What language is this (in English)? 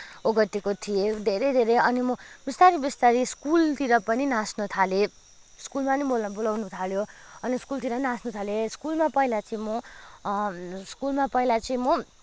Nepali